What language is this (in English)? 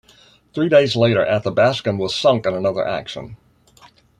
English